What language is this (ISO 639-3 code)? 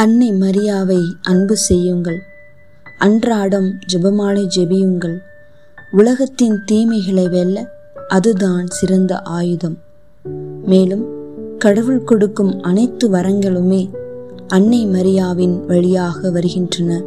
tam